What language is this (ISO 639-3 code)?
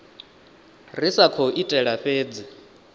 ven